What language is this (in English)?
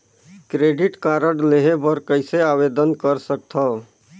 Chhattisgarhi